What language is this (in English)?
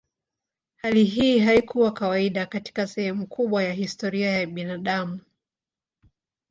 Swahili